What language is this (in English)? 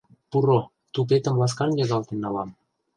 Mari